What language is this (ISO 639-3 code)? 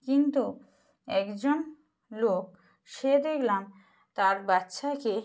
ben